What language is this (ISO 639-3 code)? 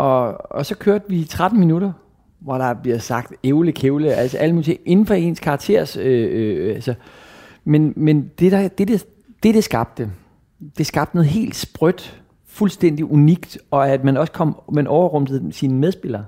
dan